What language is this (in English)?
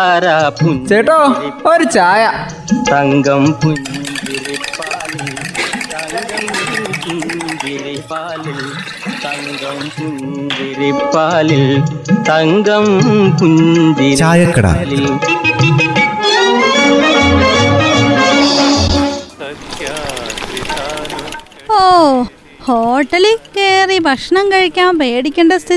Malayalam